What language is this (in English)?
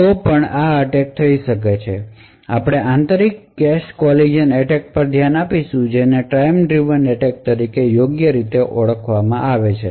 Gujarati